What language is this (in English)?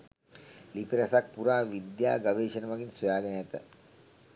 Sinhala